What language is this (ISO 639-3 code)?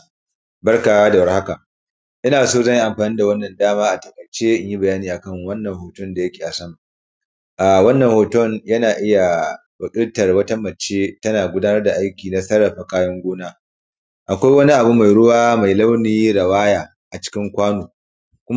hau